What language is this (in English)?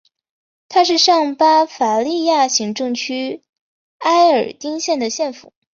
Chinese